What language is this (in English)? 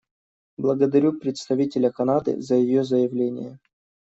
Russian